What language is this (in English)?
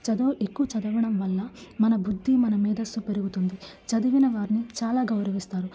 Telugu